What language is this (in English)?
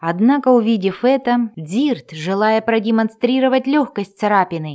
Russian